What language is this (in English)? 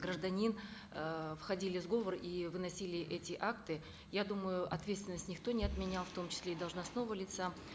Kazakh